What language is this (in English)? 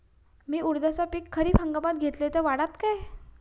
Marathi